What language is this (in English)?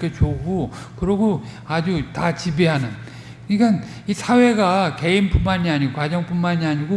Korean